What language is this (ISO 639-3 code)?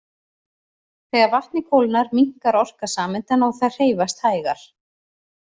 isl